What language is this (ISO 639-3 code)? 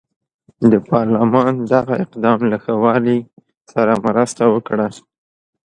pus